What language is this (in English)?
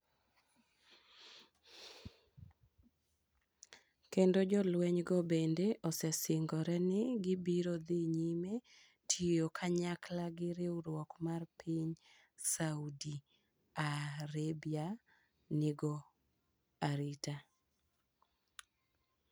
Luo (Kenya and Tanzania)